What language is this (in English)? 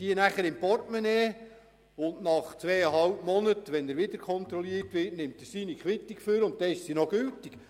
Swiss German